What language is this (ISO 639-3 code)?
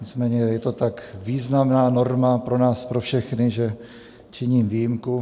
ces